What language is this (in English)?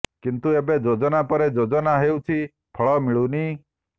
Odia